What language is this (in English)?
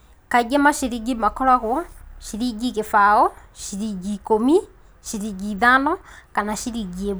Kikuyu